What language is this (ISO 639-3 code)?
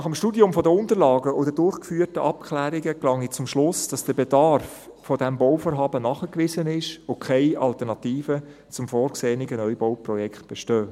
gsw